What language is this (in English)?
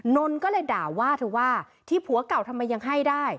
Thai